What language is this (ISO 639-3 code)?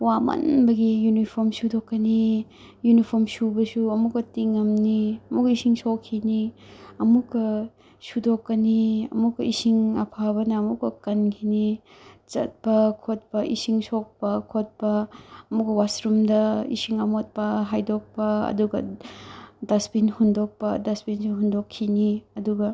mni